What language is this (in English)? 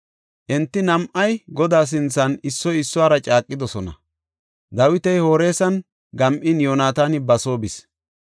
Gofa